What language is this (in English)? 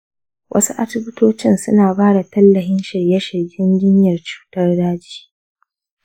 Hausa